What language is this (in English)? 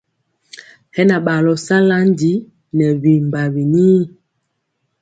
Mpiemo